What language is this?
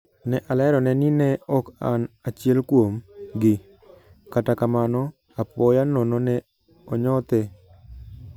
Luo (Kenya and Tanzania)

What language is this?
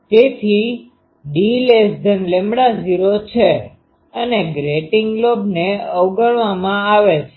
Gujarati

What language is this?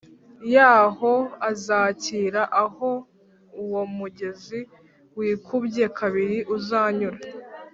Kinyarwanda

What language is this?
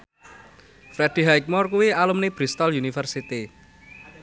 Javanese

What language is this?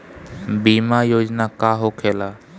Bhojpuri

